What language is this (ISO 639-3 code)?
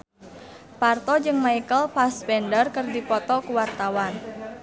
sun